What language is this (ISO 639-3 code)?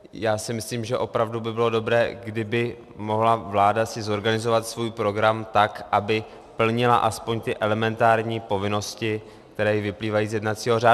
ces